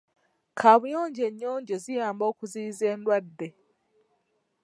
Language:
Ganda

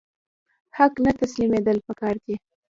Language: Pashto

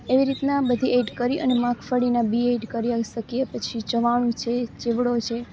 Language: Gujarati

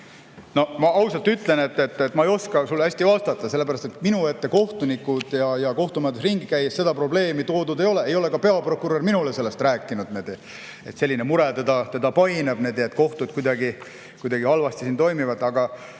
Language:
Estonian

